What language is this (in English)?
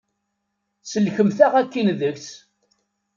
Kabyle